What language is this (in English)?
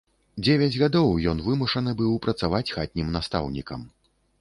Belarusian